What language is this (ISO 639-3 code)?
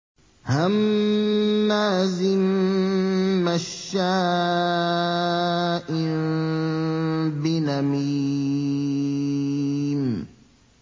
ara